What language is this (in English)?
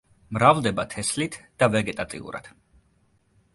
Georgian